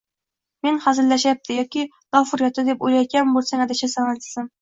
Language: Uzbek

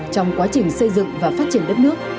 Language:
Vietnamese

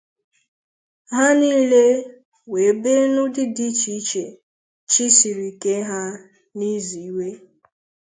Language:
Igbo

